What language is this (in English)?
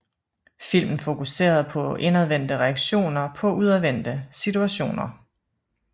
Danish